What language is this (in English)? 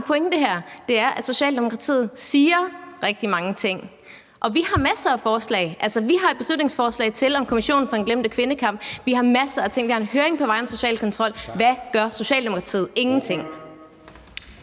Danish